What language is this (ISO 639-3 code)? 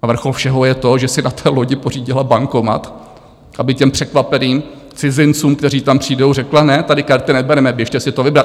ces